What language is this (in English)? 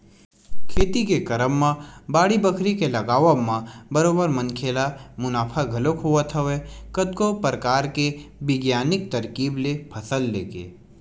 Chhattisgarhi